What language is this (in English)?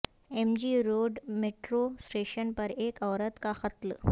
Urdu